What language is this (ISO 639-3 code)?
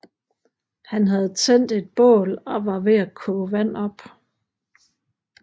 dan